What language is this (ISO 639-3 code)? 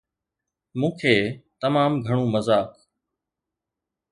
snd